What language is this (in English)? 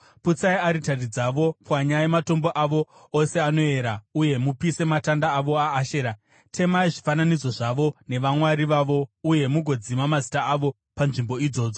Shona